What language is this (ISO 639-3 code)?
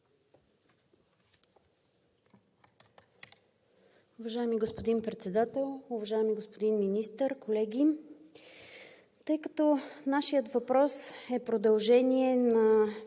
bul